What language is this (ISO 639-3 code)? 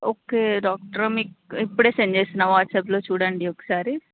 tel